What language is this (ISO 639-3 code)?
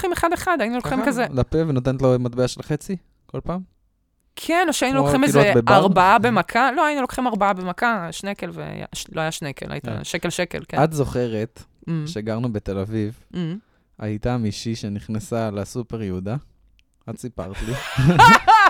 heb